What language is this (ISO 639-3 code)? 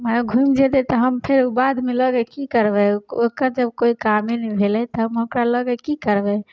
mai